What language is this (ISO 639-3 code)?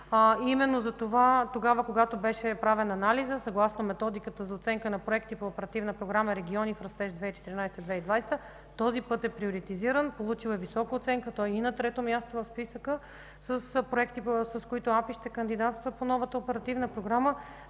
bul